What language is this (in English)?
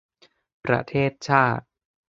Thai